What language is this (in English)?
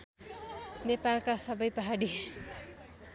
Nepali